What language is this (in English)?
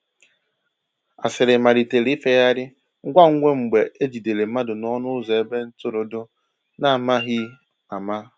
Igbo